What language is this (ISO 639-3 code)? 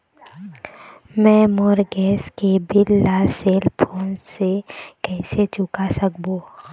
hne